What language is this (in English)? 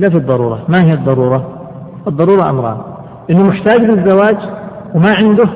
Arabic